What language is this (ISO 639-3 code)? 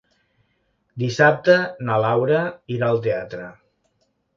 cat